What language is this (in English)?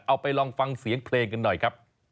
Thai